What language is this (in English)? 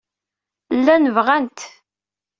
Kabyle